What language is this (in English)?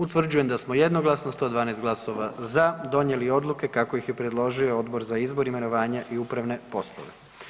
Croatian